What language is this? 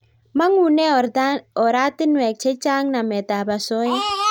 Kalenjin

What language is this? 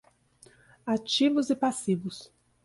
Portuguese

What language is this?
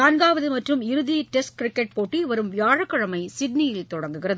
Tamil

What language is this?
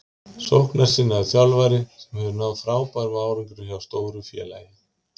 Icelandic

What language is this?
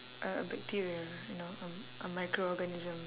English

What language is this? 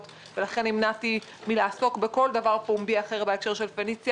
Hebrew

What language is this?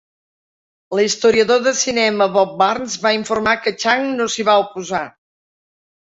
Catalan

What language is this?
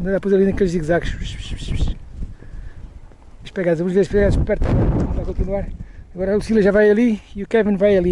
Portuguese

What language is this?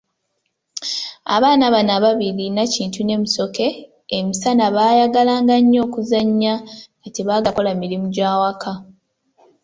Ganda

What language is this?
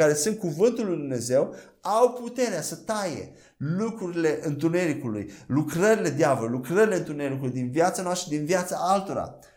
Romanian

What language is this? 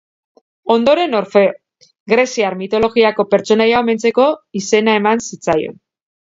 Basque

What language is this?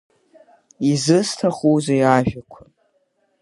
Abkhazian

